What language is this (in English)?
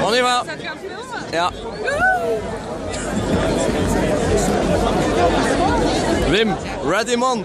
Dutch